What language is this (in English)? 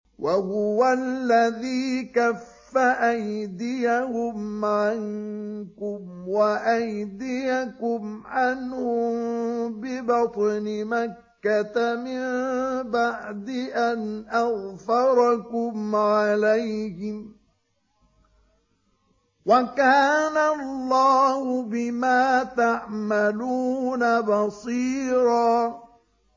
Arabic